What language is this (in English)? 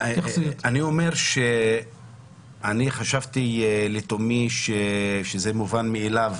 Hebrew